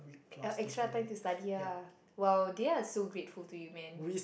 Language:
English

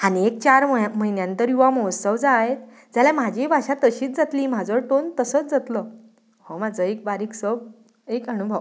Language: Konkani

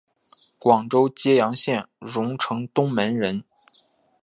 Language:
Chinese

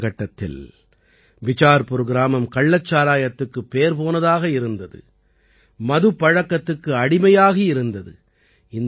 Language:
Tamil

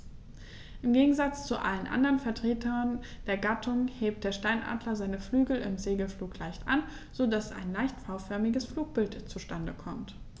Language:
German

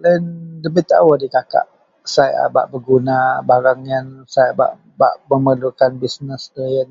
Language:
Central Melanau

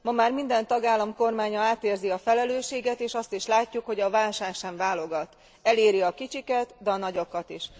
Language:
Hungarian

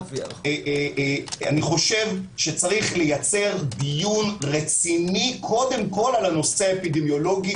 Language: Hebrew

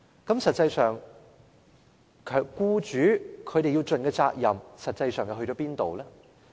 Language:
Cantonese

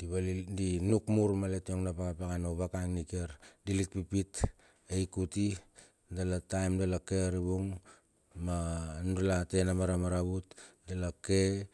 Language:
Bilur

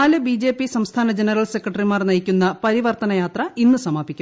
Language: Malayalam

